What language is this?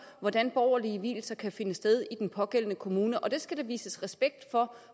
Danish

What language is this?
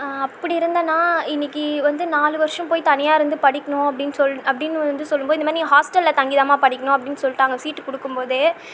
Tamil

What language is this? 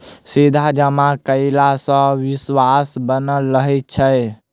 Maithili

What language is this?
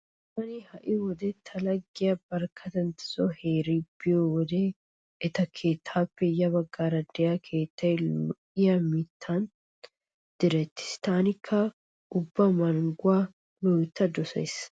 Wolaytta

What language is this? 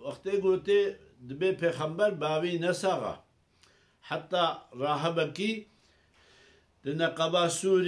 Arabic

